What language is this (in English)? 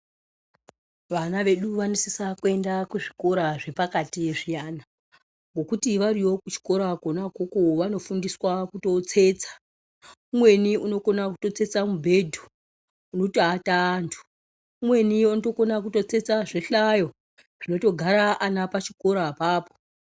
Ndau